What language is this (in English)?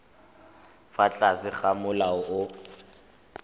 Tswana